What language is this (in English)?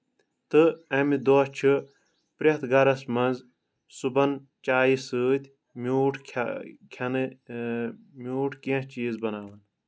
Kashmiri